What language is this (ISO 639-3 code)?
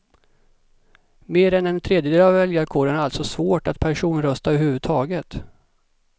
swe